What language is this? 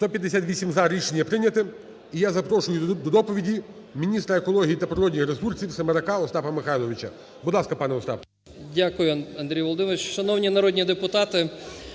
Ukrainian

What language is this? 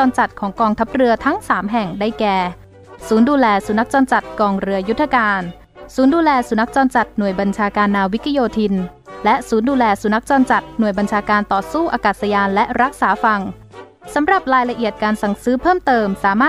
Thai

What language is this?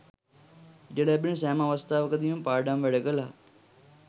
Sinhala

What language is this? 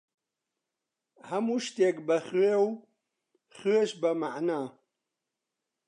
Central Kurdish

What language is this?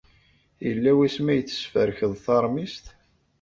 Kabyle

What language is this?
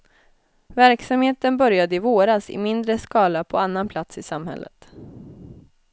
Swedish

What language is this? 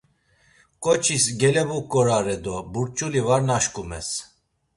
Laz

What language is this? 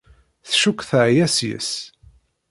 Kabyle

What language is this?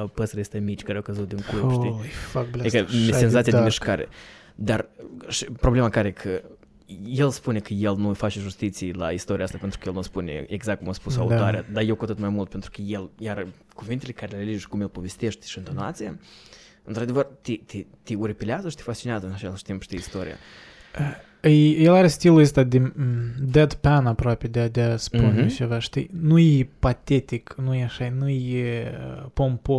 Romanian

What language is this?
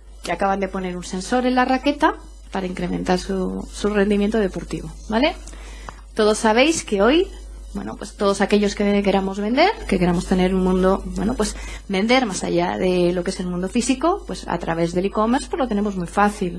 Spanish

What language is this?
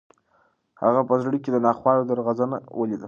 Pashto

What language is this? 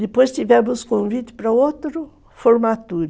Portuguese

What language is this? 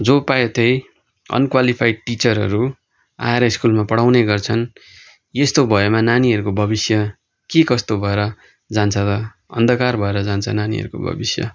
Nepali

